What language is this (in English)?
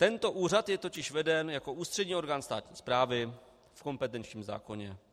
Czech